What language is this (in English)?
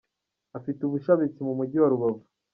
Kinyarwanda